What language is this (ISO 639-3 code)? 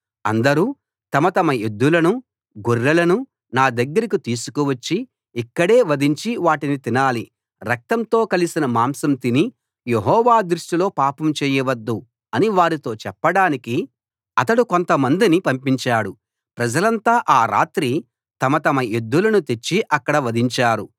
tel